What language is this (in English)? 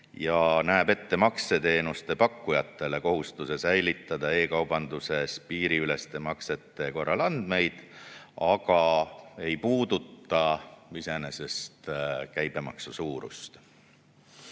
Estonian